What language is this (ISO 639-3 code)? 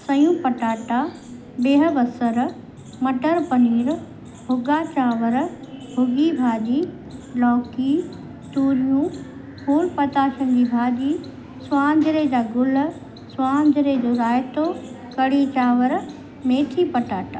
snd